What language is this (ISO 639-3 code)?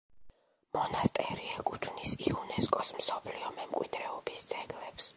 kat